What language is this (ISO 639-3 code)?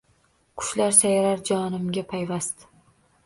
uzb